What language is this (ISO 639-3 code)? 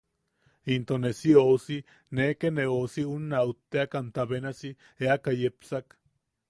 yaq